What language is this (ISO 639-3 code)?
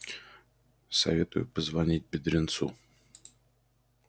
rus